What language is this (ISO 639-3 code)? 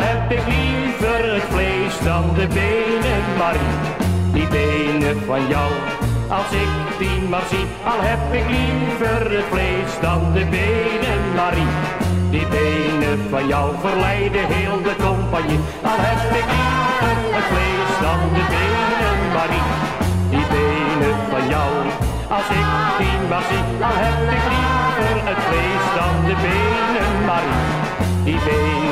nld